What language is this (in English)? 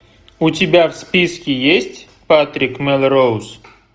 Russian